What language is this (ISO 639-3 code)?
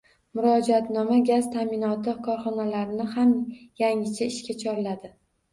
uzb